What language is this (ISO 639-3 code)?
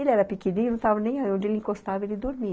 por